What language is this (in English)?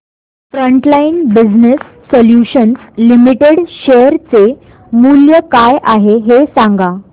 Marathi